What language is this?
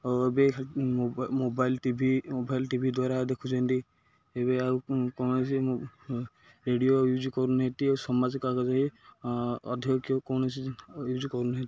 Odia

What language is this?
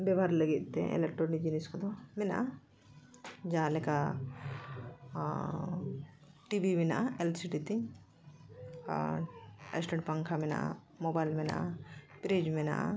Santali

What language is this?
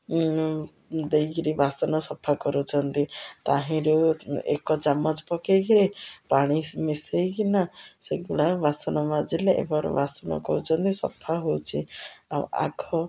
Odia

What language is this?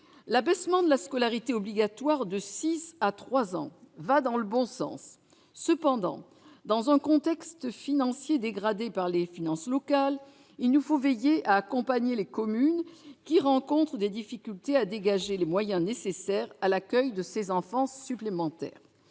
French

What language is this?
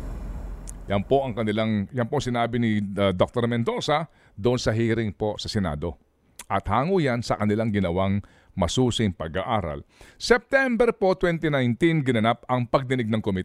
Filipino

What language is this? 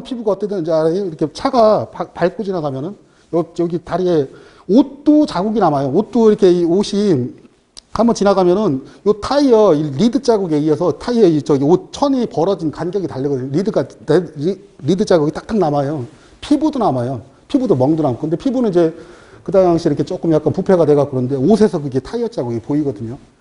Korean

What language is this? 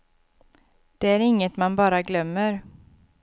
Swedish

